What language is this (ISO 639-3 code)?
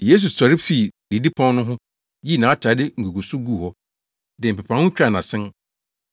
aka